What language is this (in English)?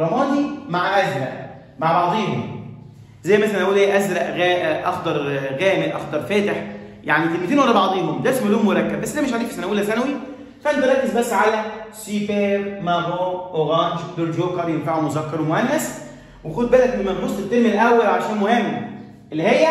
Arabic